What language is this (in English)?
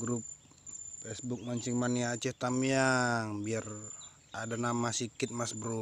Indonesian